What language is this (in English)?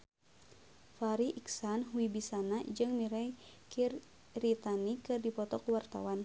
Sundanese